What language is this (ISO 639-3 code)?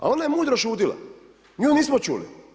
hrv